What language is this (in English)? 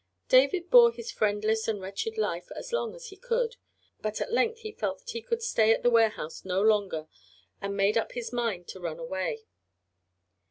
English